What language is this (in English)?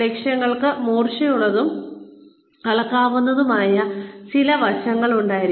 Malayalam